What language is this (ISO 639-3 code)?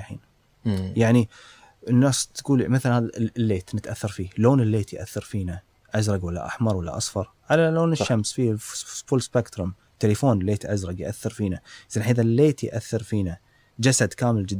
ara